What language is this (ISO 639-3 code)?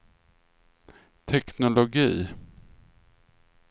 swe